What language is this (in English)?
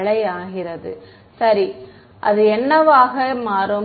Tamil